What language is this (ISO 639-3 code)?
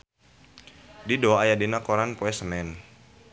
sun